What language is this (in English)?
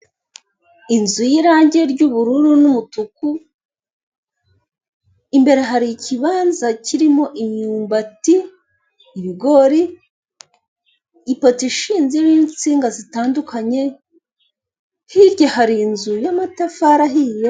Kinyarwanda